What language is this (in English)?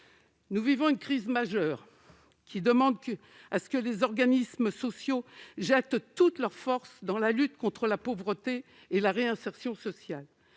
French